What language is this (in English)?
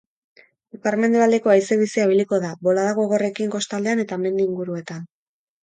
Basque